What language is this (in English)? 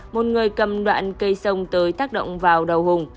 Vietnamese